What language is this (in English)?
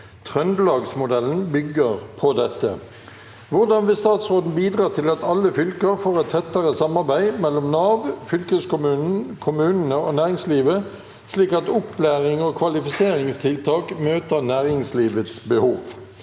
Norwegian